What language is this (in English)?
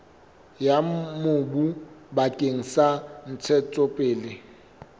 Southern Sotho